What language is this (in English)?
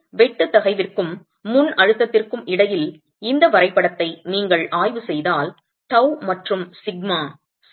Tamil